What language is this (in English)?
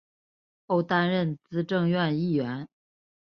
Chinese